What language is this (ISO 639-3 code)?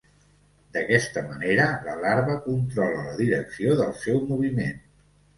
cat